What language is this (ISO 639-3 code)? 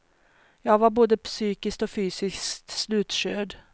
swe